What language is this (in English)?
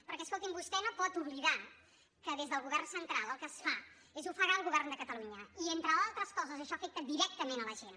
Catalan